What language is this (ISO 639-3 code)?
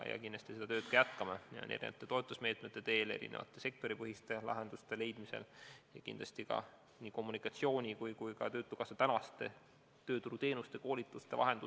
est